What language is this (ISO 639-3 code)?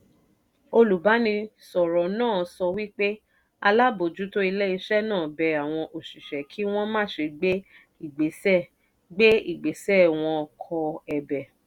yor